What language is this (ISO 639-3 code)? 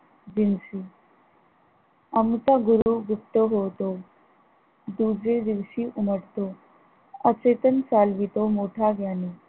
mar